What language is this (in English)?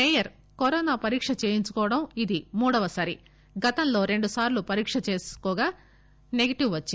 Telugu